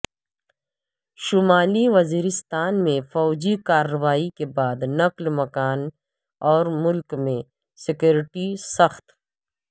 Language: Urdu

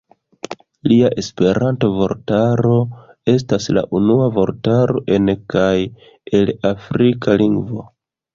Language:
Esperanto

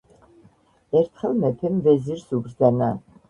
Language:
Georgian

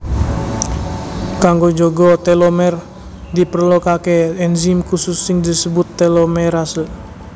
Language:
Javanese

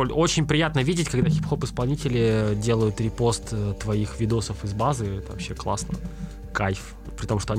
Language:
Russian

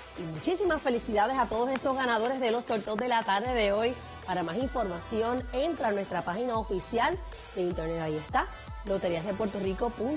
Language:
Spanish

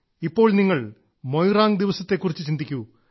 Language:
Malayalam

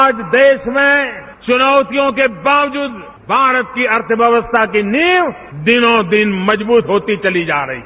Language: Hindi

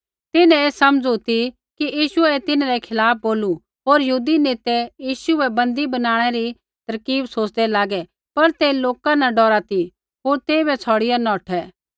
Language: Kullu Pahari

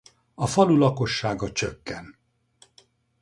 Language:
Hungarian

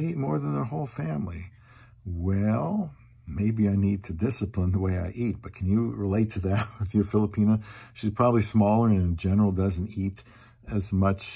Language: English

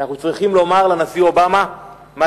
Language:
Hebrew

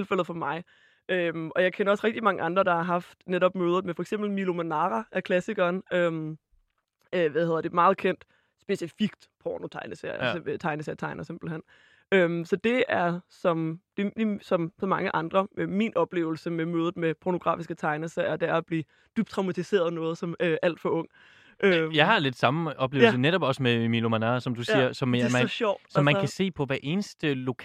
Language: Danish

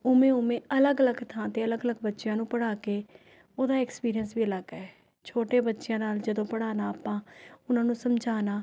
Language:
Punjabi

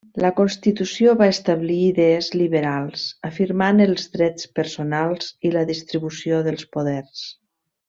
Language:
Catalan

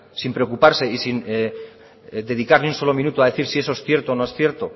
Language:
Spanish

